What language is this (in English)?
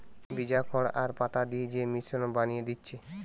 Bangla